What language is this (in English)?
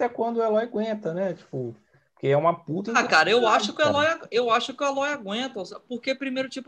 Portuguese